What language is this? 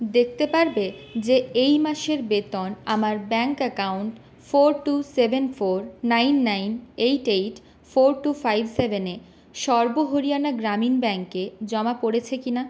Bangla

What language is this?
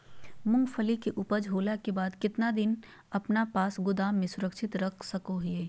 Magahi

